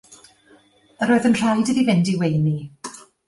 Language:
Welsh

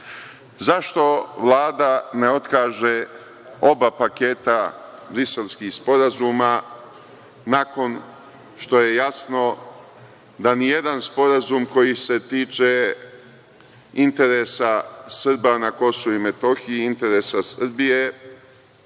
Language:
Serbian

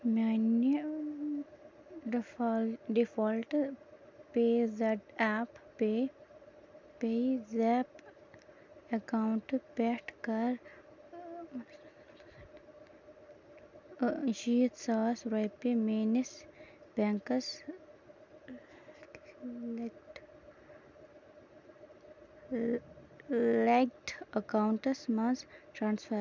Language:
Kashmiri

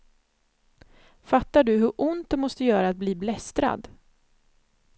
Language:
Swedish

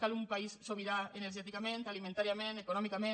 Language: Catalan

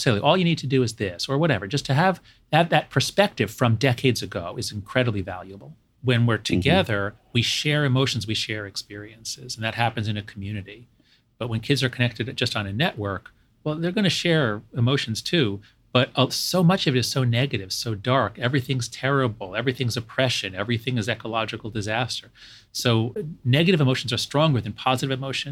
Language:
English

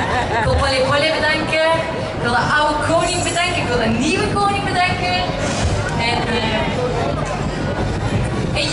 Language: Dutch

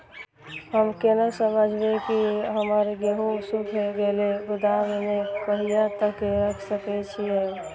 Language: Maithili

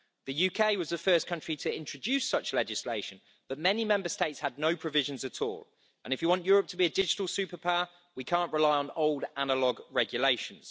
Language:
English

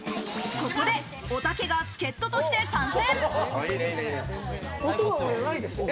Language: Japanese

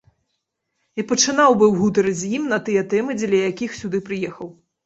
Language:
Belarusian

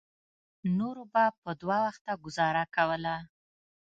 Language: Pashto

